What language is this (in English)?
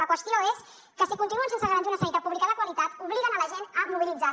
Catalan